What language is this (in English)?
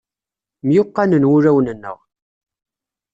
Kabyle